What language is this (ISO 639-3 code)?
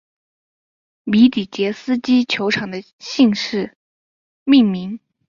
zho